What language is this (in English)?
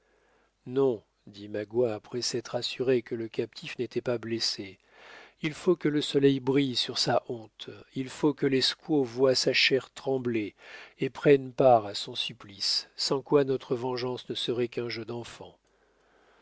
French